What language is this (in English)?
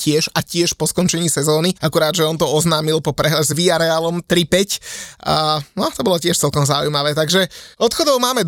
Slovak